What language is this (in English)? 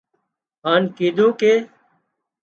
Wadiyara Koli